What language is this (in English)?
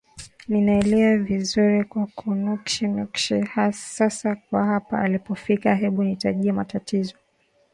Swahili